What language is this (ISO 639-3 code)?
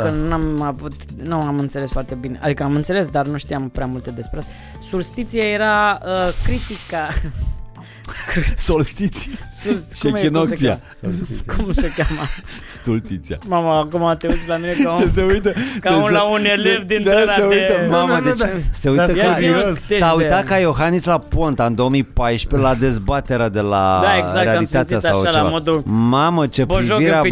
ron